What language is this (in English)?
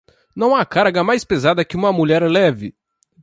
Portuguese